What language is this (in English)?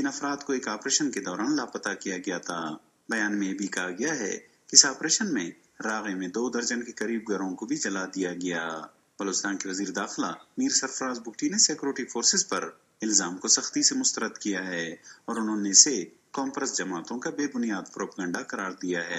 Italian